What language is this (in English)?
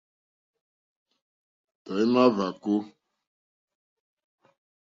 Mokpwe